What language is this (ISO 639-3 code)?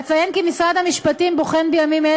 heb